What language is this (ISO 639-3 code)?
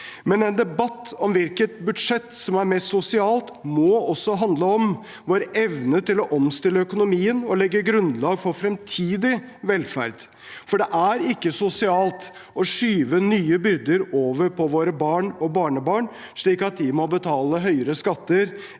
nor